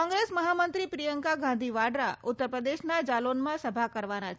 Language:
Gujarati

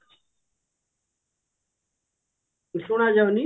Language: Odia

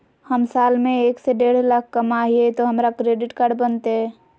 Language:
Magahi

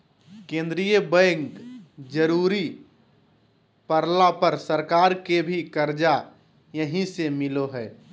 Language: Magahi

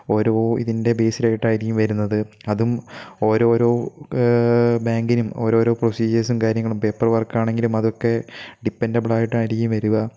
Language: Malayalam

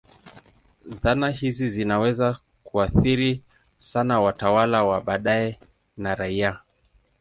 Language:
Swahili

